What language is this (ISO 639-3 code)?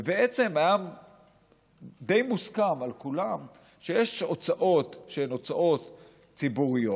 heb